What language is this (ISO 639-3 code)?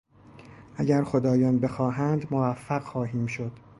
fas